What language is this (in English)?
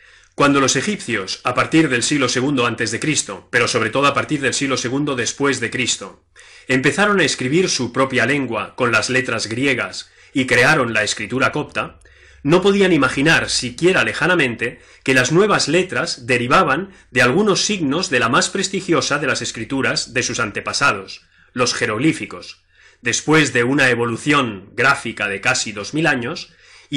Spanish